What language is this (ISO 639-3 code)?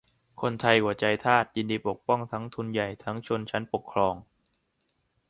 tha